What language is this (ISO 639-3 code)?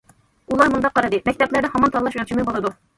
uig